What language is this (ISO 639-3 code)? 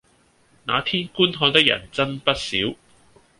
yue